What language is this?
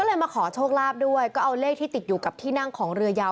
Thai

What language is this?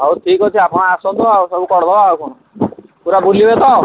Odia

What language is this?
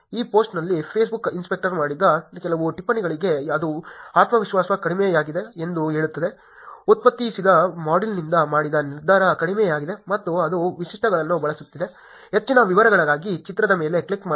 Kannada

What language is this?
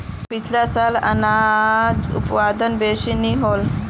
Magahi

